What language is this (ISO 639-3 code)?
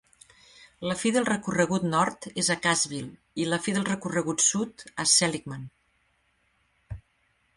cat